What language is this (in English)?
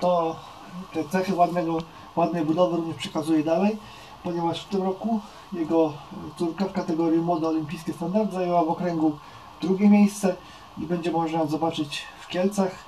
Polish